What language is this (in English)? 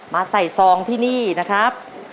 Thai